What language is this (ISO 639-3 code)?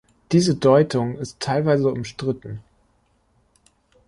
deu